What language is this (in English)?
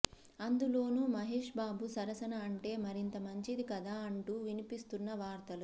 Telugu